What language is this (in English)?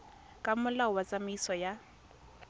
Tswana